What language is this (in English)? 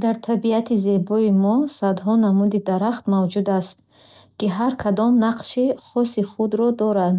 Bukharic